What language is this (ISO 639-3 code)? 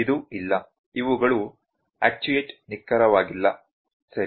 kan